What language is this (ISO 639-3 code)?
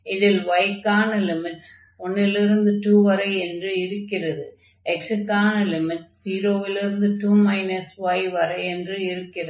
tam